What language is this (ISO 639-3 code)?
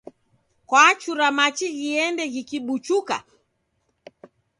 dav